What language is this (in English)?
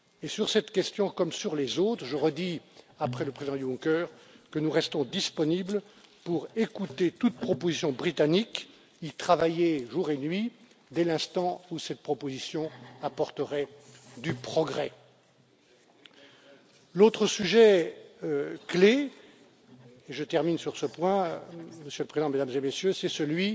French